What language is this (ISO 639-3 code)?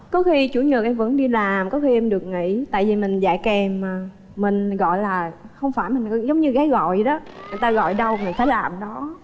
vie